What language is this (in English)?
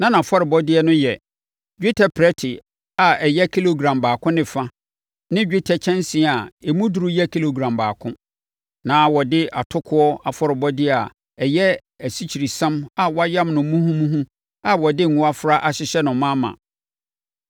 Akan